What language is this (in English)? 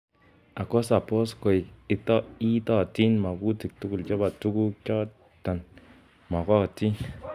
Kalenjin